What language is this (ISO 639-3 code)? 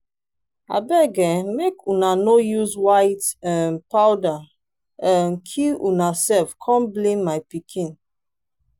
pcm